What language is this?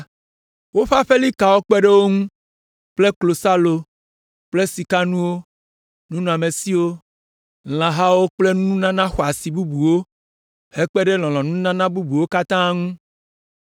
Ewe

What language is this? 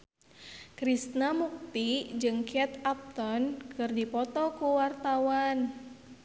Sundanese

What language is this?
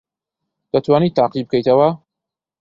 Central Kurdish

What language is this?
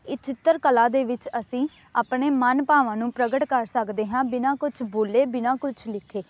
Punjabi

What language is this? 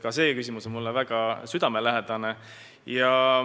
Estonian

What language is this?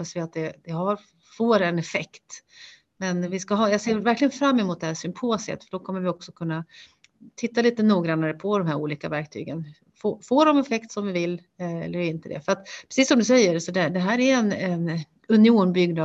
Swedish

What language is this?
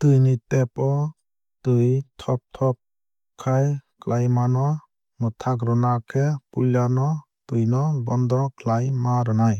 Kok Borok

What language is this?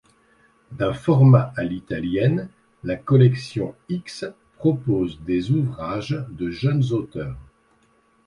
French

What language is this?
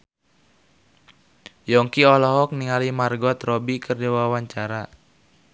Sundanese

